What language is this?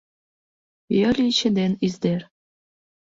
Mari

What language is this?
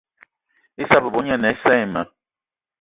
Eton (Cameroon)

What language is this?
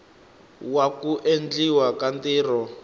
Tsonga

